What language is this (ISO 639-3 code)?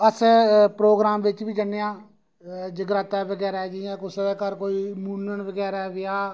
doi